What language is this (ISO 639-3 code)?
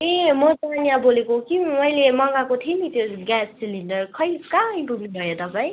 nep